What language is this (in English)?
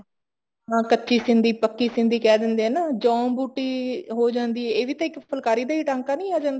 Punjabi